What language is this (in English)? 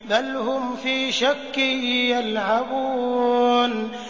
Arabic